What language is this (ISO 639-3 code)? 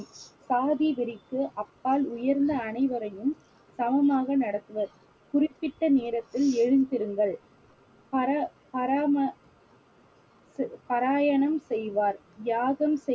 tam